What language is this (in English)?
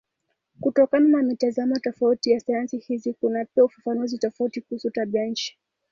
Swahili